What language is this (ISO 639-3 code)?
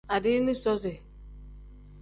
kdh